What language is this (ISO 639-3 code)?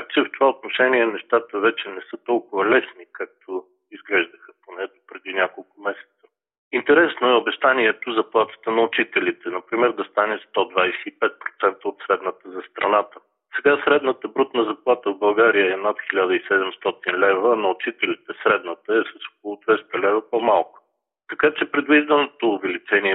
bul